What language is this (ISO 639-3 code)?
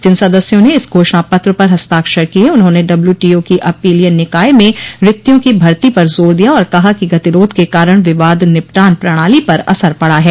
hin